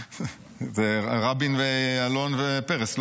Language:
Hebrew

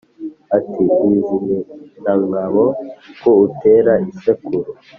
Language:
Kinyarwanda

